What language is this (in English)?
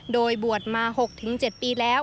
Thai